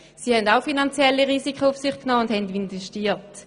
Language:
Swiss German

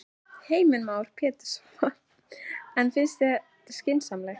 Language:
Icelandic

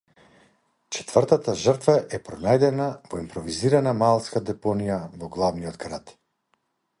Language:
Macedonian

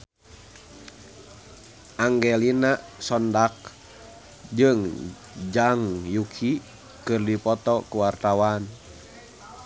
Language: Sundanese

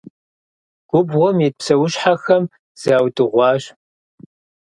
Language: Kabardian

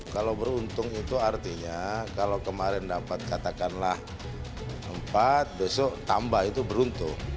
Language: Indonesian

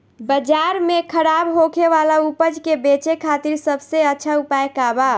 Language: Bhojpuri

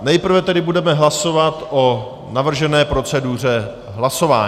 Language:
Czech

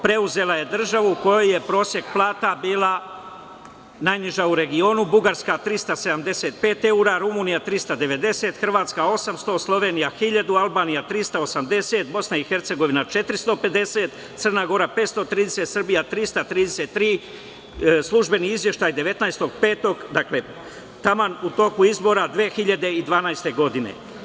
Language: Serbian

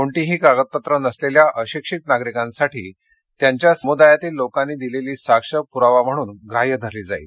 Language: Marathi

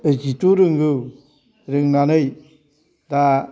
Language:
Bodo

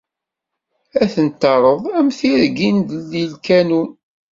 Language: Kabyle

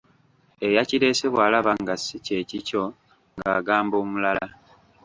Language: Ganda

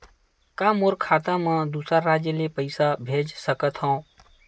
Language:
Chhattisgarhi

